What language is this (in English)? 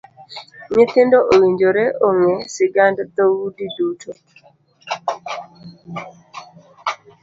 Luo (Kenya and Tanzania)